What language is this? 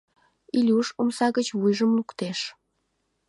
Mari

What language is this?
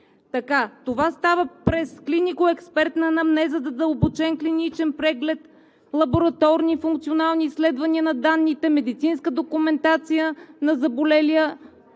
Bulgarian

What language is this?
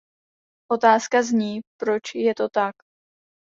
Czech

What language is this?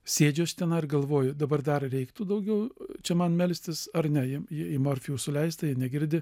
Lithuanian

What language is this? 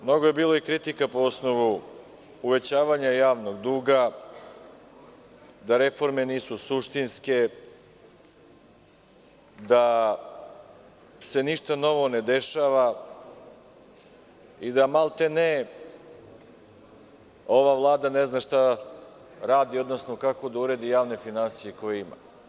Serbian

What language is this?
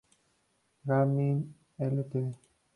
Spanish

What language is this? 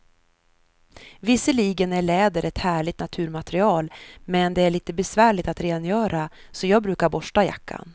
Swedish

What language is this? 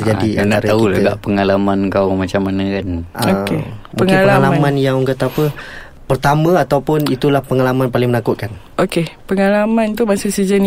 Malay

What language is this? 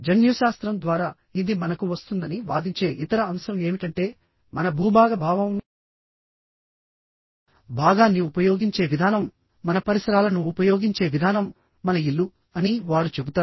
Telugu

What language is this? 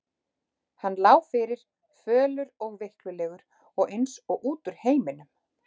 Icelandic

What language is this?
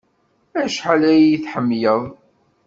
Kabyle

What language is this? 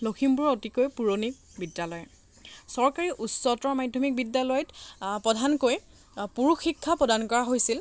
Assamese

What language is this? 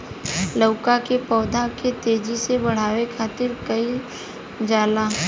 Bhojpuri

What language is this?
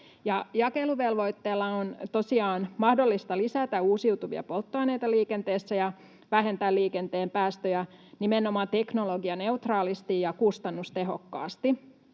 Finnish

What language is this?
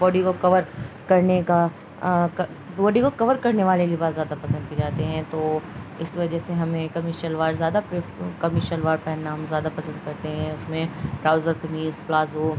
Urdu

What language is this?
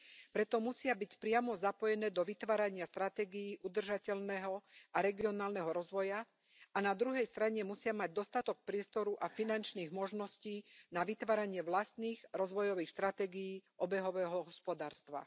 Slovak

